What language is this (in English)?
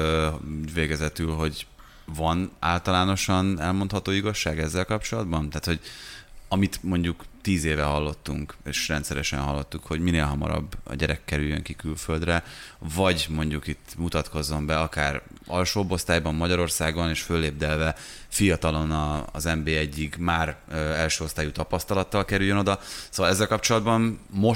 Hungarian